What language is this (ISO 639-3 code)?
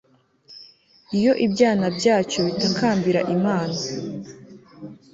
kin